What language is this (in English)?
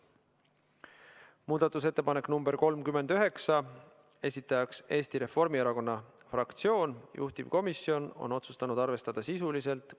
Estonian